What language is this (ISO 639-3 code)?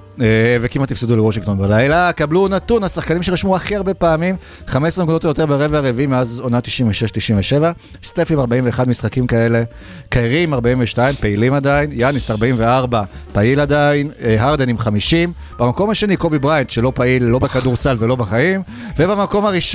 heb